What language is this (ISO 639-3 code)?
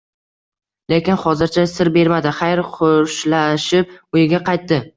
uzb